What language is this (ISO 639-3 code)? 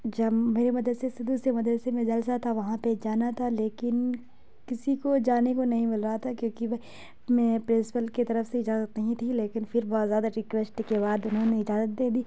urd